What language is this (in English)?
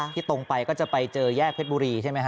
Thai